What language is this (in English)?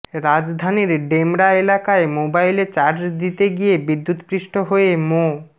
Bangla